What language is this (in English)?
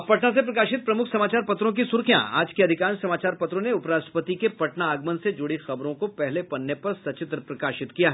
Hindi